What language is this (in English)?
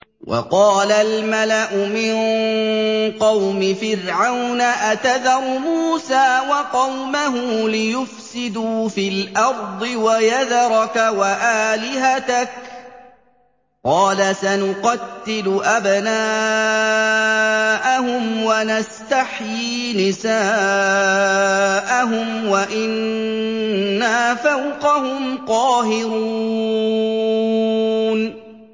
Arabic